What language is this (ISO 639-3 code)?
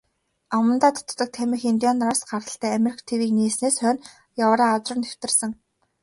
mon